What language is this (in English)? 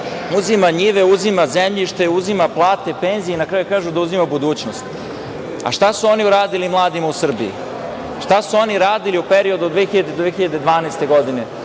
Serbian